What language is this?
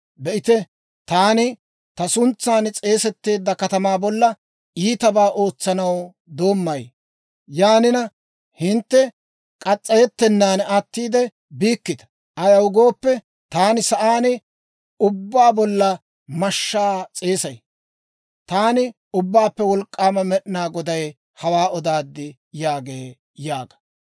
Dawro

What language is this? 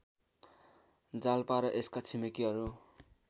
Nepali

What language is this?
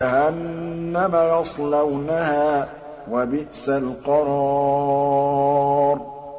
Arabic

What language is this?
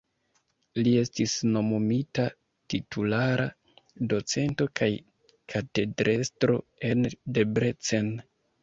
Esperanto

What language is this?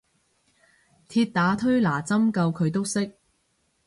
Cantonese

